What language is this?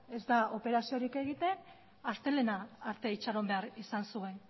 Basque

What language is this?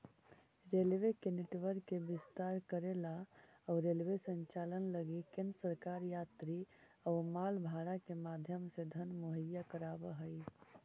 Magahi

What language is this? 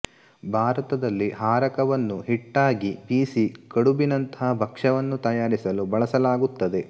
Kannada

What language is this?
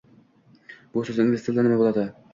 Uzbek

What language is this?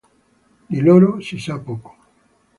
Italian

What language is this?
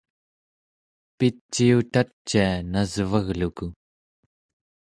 Central Yupik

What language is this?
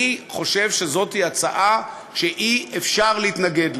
Hebrew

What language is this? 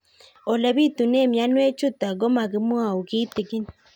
Kalenjin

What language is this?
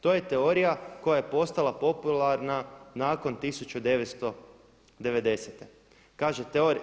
Croatian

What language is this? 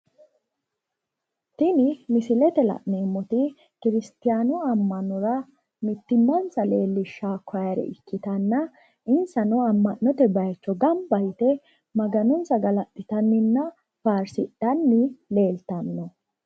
Sidamo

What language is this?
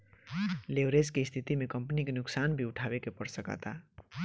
Bhojpuri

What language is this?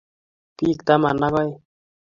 Kalenjin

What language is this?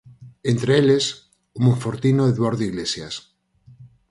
Galician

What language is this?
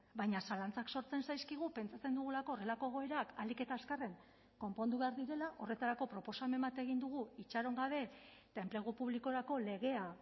Basque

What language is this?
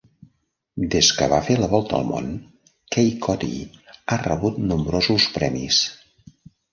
Catalan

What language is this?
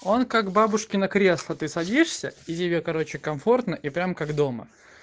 Russian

